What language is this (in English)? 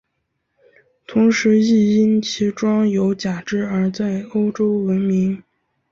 Chinese